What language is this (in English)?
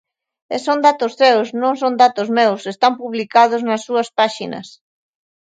Galician